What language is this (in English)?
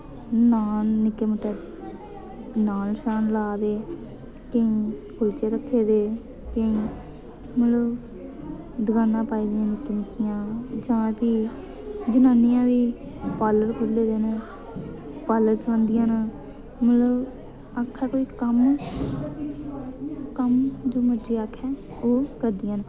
Dogri